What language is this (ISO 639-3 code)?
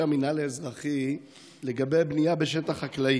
heb